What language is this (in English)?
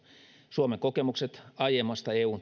Finnish